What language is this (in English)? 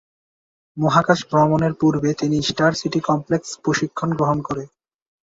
Bangla